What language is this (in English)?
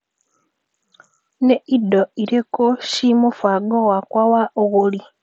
Kikuyu